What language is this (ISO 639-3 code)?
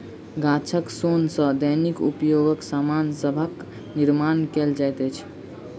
mai